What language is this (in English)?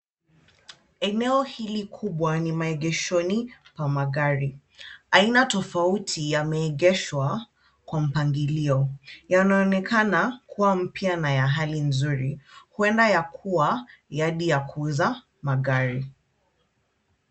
Swahili